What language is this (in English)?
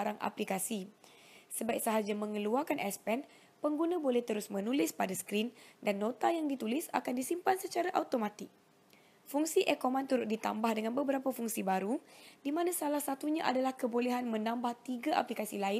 Malay